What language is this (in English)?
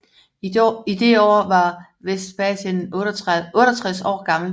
Danish